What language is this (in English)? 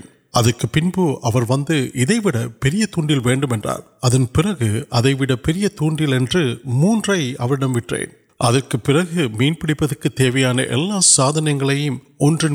Urdu